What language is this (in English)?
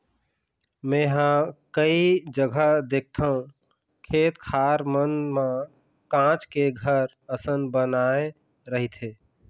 Chhattisgarhi